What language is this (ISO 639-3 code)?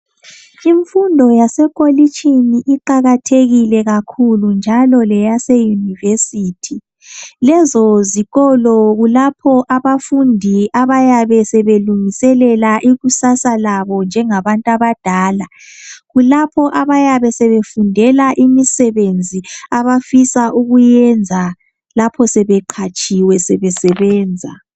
nde